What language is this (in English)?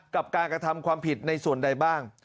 Thai